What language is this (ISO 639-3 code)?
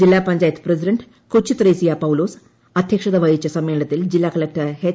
mal